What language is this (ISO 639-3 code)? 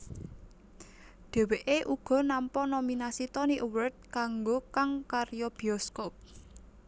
jav